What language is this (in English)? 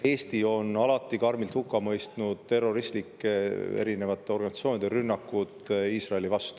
Estonian